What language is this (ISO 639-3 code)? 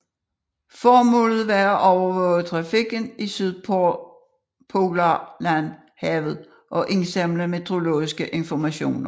dan